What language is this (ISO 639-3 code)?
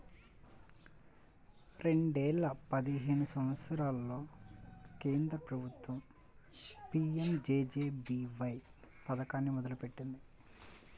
tel